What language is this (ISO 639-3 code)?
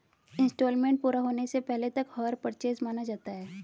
hin